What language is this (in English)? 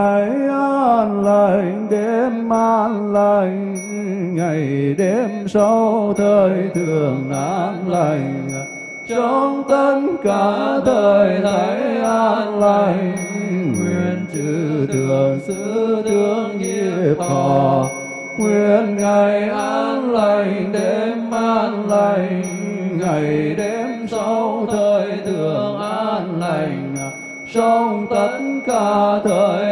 Vietnamese